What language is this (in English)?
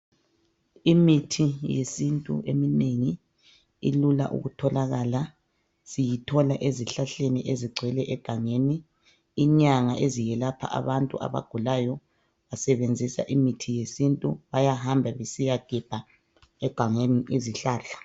North Ndebele